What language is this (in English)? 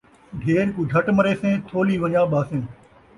Saraiki